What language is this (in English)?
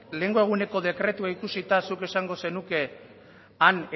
Basque